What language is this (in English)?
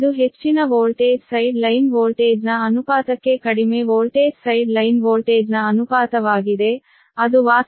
Kannada